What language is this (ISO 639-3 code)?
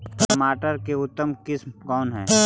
mag